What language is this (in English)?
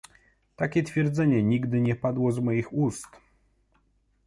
Polish